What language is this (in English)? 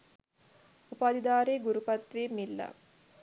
Sinhala